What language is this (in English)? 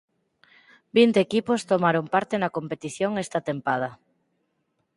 Galician